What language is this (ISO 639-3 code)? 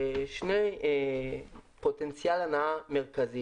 heb